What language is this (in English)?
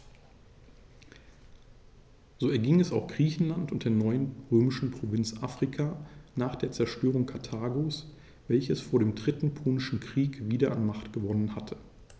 German